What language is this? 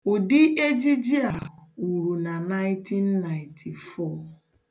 Igbo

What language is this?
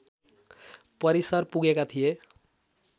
Nepali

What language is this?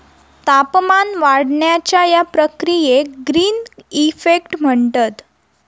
Marathi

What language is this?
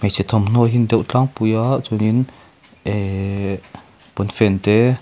Mizo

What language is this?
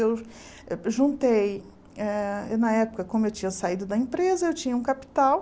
Portuguese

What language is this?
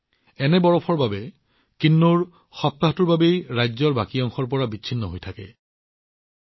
Assamese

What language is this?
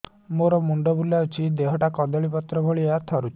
Odia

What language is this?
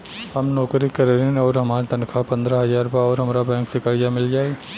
Bhojpuri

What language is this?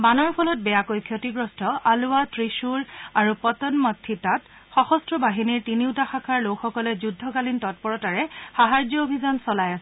Assamese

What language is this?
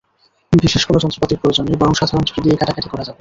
Bangla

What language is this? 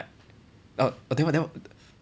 English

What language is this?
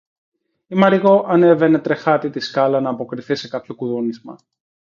Greek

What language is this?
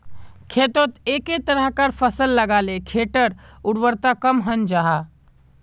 Magahi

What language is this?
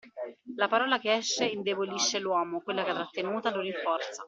Italian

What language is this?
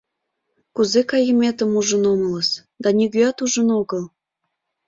Mari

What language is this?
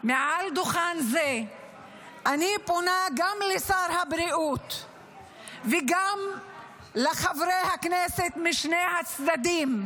Hebrew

